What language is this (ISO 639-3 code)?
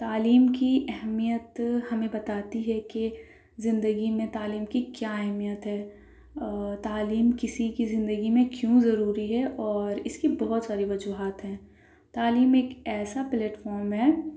urd